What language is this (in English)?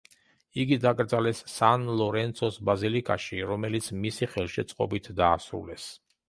Georgian